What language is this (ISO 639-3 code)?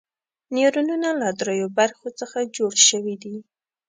pus